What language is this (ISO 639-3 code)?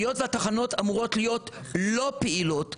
heb